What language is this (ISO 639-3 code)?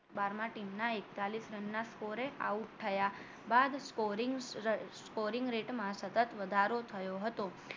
guj